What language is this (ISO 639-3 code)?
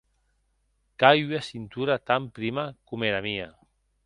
oci